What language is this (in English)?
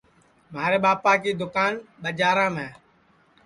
Sansi